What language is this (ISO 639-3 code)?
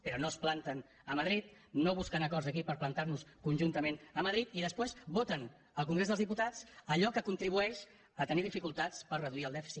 cat